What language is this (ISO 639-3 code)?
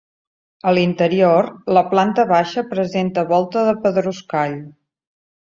cat